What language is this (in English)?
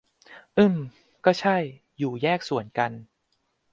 Thai